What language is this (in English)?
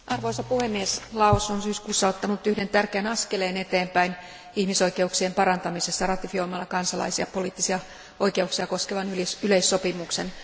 Finnish